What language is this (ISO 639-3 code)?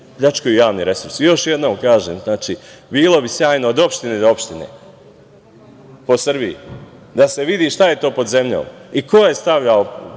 srp